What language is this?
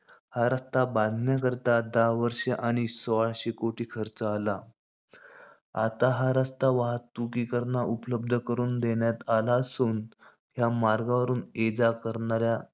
Marathi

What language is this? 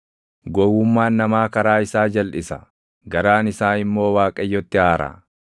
Oromo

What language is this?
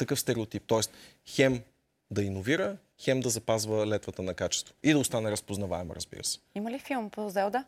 Bulgarian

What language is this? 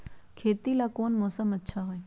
Magahi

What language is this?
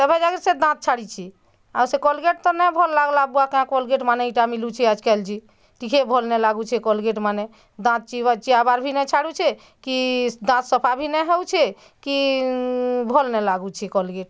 Odia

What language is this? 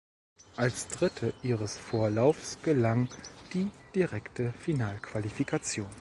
German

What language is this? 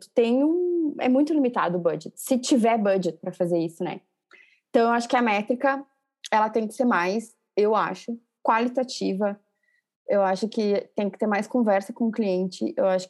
Portuguese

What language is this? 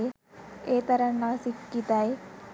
Sinhala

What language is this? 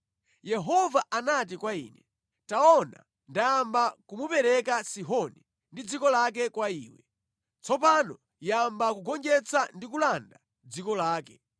Nyanja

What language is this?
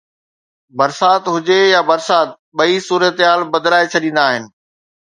Sindhi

